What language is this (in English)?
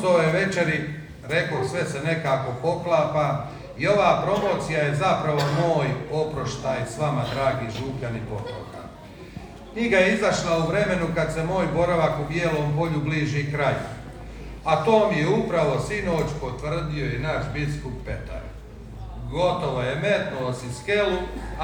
Croatian